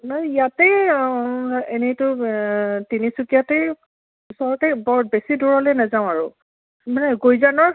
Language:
Assamese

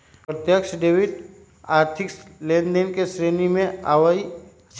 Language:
Magahi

